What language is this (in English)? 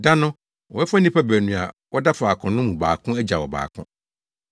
Akan